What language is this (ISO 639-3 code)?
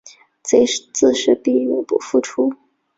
zho